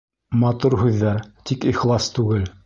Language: Bashkir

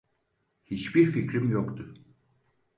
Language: Turkish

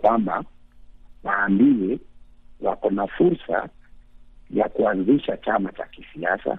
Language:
Swahili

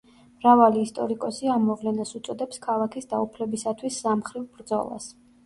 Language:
Georgian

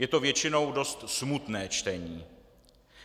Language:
Czech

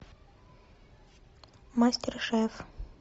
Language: Russian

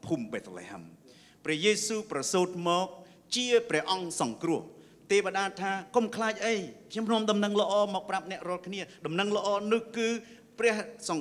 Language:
Thai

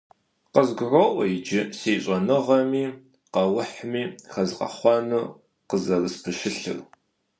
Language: Kabardian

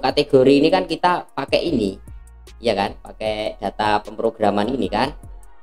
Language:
Indonesian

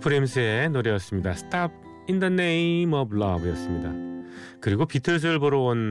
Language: Korean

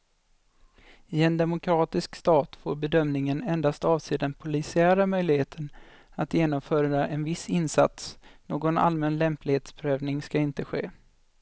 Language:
Swedish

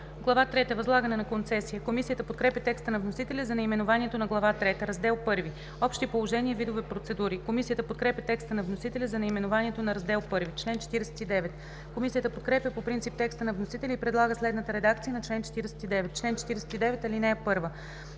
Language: Bulgarian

